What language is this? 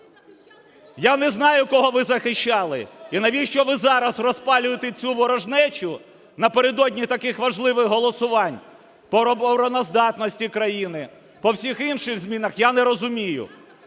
Ukrainian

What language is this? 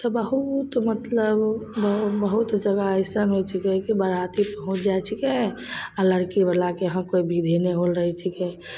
Maithili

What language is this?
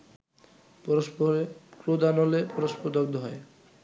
Bangla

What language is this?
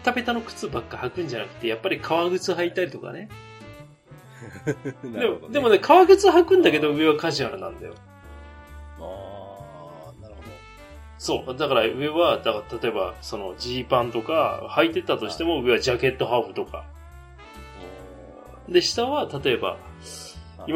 Japanese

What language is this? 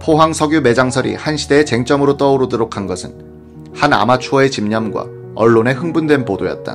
Korean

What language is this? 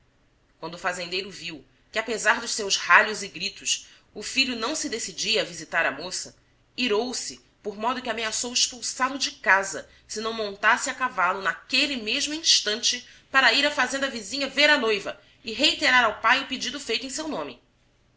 Portuguese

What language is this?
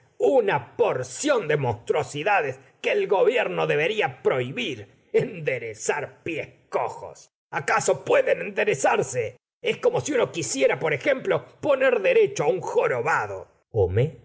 Spanish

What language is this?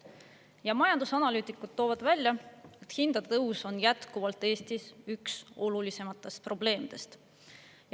Estonian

